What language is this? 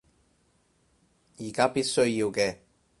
Cantonese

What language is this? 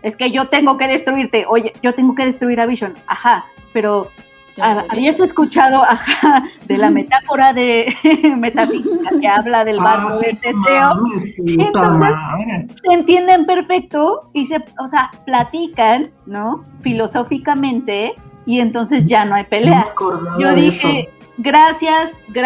Spanish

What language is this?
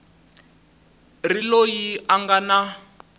Tsonga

